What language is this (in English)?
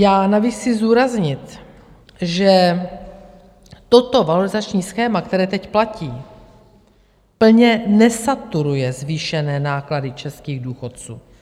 Czech